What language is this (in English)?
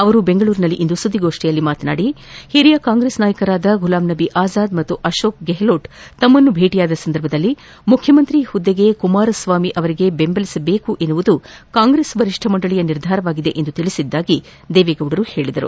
Kannada